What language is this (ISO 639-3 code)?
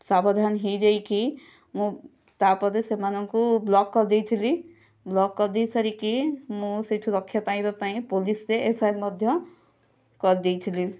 ori